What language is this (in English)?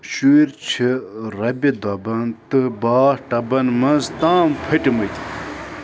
Kashmiri